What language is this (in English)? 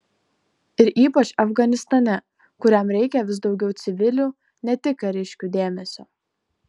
Lithuanian